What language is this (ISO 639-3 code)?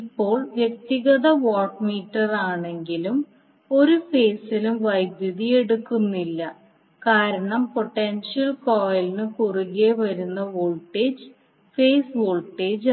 mal